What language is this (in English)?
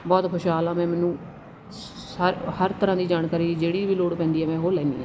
Punjabi